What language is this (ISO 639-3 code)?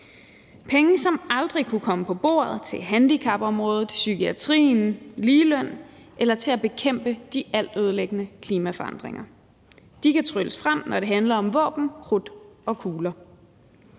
dan